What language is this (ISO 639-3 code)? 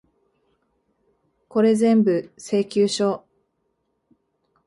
jpn